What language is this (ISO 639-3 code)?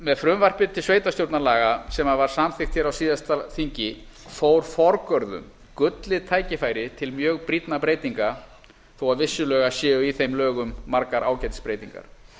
isl